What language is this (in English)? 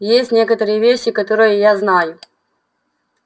Russian